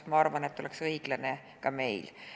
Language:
Estonian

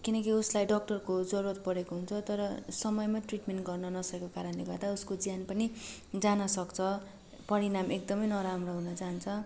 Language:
Nepali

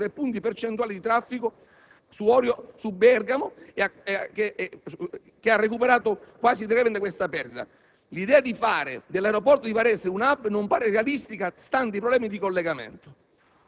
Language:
Italian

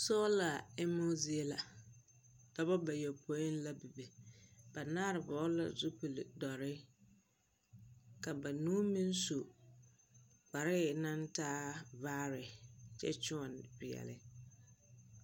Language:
Southern Dagaare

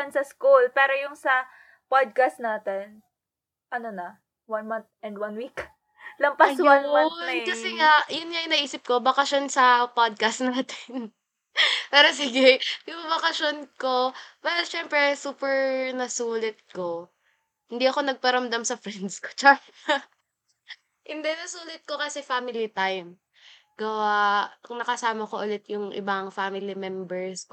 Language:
Filipino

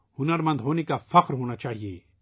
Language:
Urdu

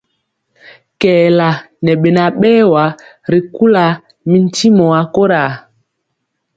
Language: Mpiemo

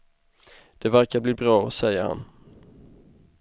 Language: Swedish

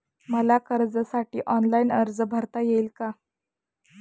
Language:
Marathi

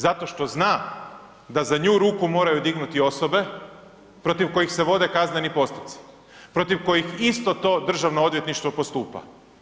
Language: Croatian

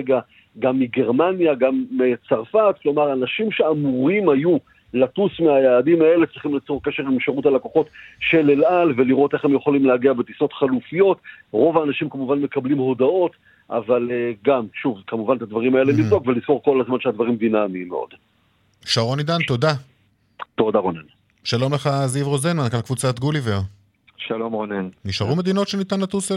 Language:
Hebrew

